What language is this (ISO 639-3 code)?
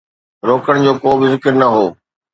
snd